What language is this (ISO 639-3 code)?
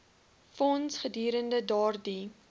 afr